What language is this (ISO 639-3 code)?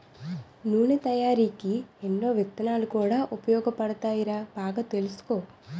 tel